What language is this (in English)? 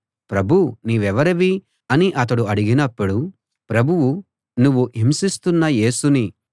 Telugu